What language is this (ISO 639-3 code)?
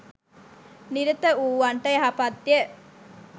sin